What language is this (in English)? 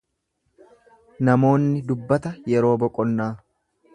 Oromo